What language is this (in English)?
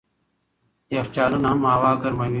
Pashto